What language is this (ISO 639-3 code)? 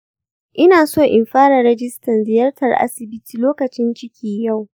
hau